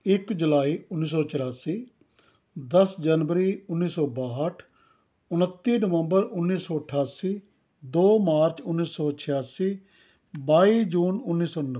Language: Punjabi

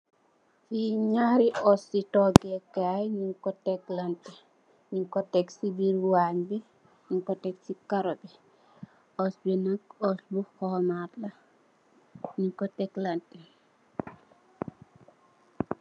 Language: Wolof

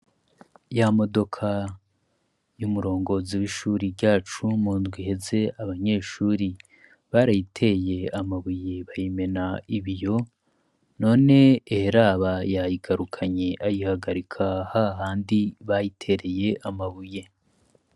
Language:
Rundi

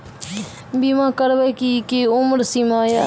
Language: Maithili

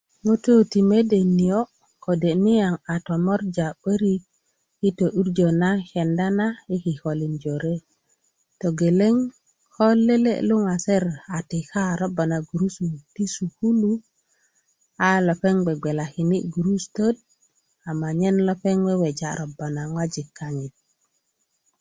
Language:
Kuku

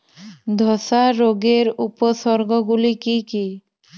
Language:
Bangla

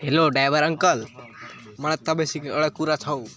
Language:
Nepali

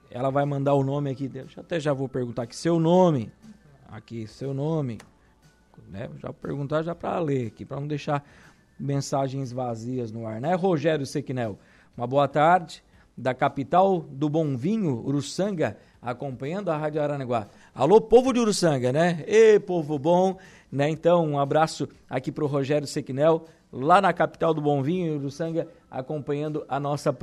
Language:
Portuguese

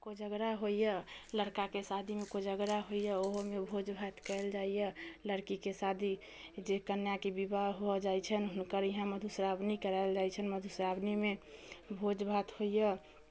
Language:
Maithili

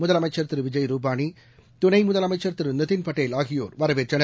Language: Tamil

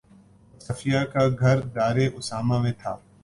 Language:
Urdu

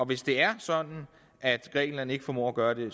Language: Danish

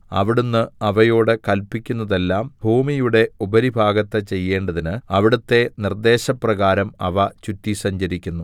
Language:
Malayalam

